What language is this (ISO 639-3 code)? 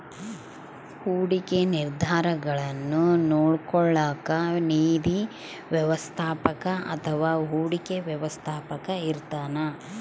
kan